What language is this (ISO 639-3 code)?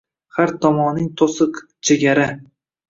uzb